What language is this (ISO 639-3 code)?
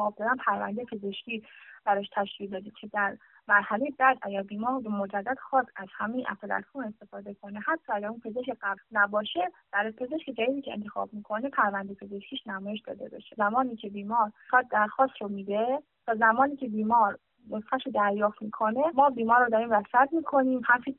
fas